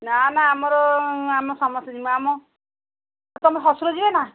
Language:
Odia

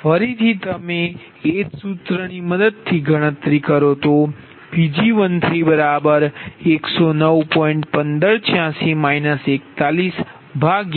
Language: Gujarati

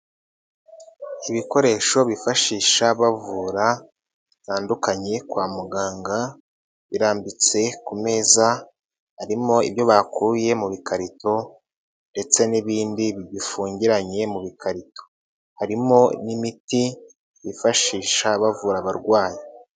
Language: Kinyarwanda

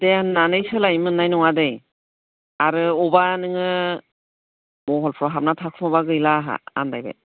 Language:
Bodo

